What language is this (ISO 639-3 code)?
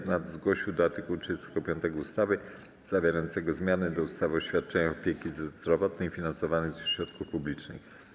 pol